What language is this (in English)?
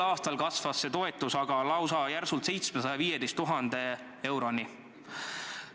Estonian